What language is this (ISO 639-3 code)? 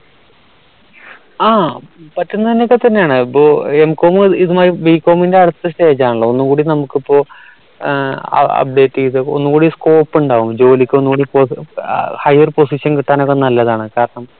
mal